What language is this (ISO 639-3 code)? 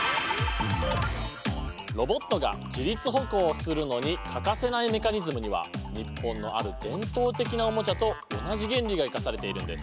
jpn